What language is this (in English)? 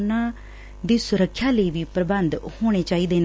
Punjabi